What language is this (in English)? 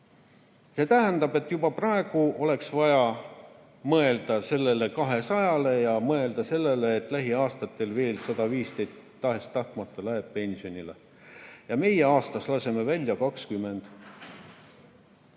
Estonian